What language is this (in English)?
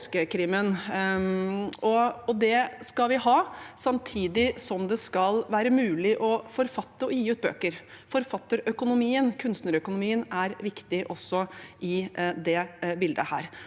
Norwegian